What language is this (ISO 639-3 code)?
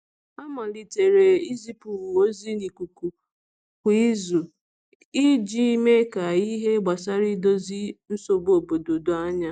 ibo